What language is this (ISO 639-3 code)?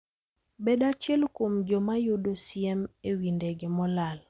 luo